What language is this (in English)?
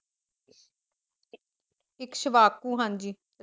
Punjabi